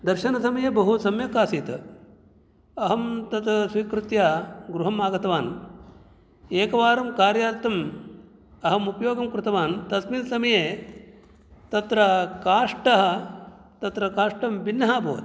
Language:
Sanskrit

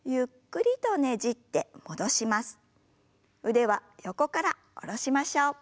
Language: Japanese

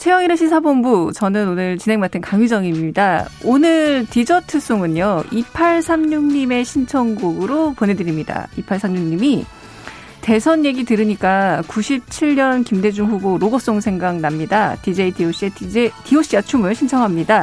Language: Korean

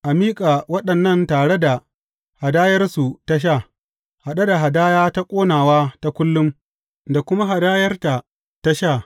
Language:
Hausa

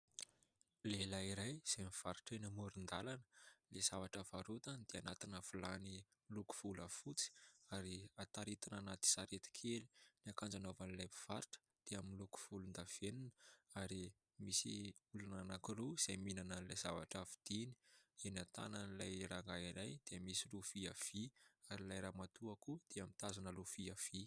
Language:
Malagasy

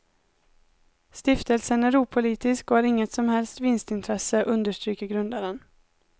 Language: Swedish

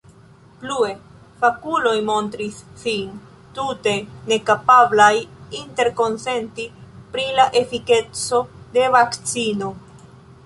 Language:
Esperanto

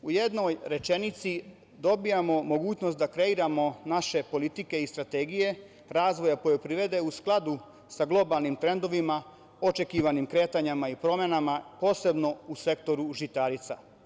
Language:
Serbian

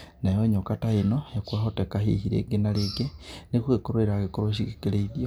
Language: Kikuyu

